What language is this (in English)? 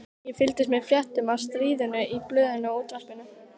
Icelandic